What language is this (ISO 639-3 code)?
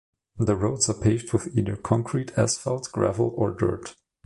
eng